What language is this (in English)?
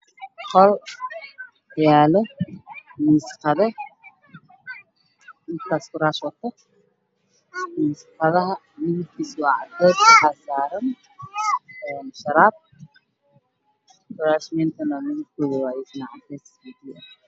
Somali